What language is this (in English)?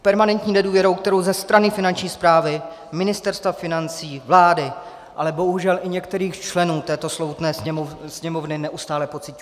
Czech